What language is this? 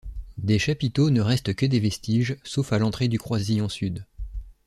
French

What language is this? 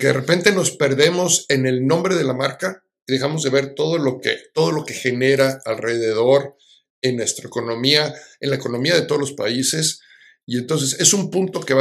Spanish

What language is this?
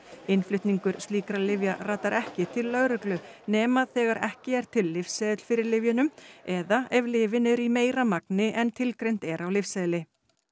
Icelandic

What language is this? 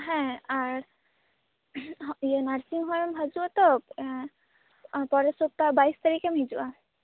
Santali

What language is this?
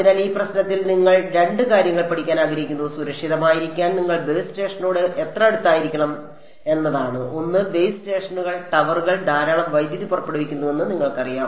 Malayalam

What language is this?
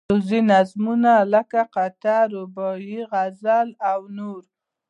Pashto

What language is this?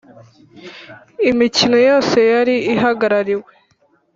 Kinyarwanda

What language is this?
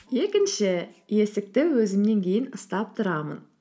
Kazakh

